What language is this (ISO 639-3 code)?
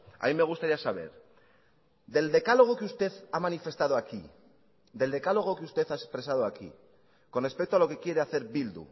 spa